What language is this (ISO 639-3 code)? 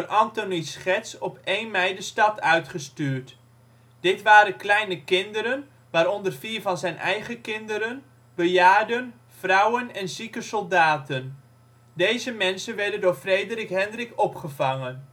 nld